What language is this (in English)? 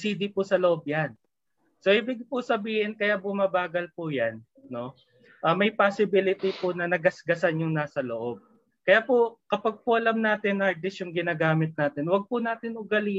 Filipino